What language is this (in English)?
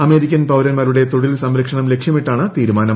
Malayalam